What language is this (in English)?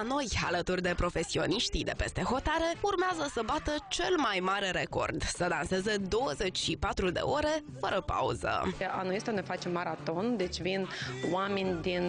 Romanian